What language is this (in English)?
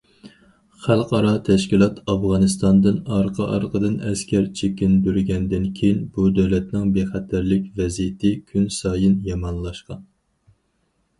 Uyghur